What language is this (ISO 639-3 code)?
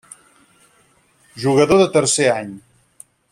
cat